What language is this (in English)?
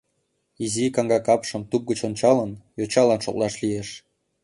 Mari